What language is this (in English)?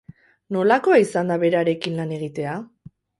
Basque